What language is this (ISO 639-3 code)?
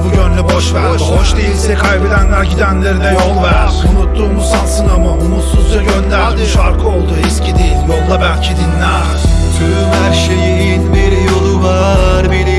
tur